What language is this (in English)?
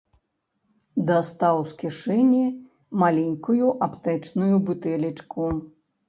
Belarusian